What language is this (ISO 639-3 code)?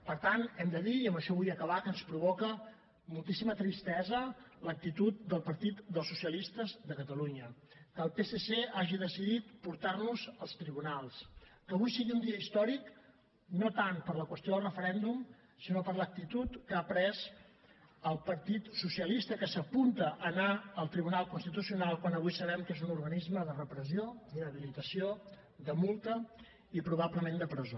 cat